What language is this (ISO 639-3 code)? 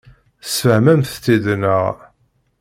kab